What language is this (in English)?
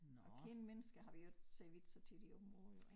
Danish